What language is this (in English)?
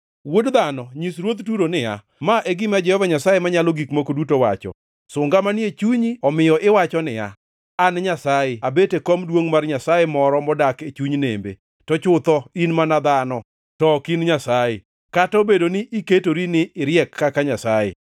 Luo (Kenya and Tanzania)